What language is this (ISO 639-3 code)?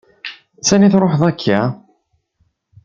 kab